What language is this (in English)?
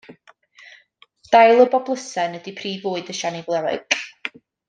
Welsh